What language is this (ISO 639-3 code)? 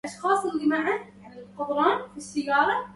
ara